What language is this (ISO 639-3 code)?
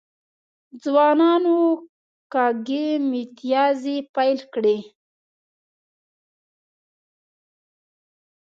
pus